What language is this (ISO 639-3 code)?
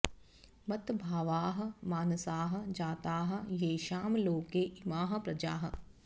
san